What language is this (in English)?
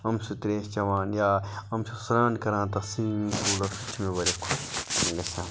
Kashmiri